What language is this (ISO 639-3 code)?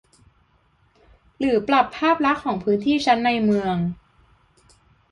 tha